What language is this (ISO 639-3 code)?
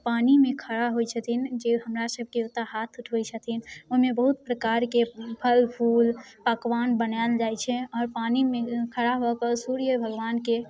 mai